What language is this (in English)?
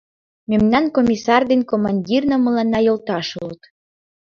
Mari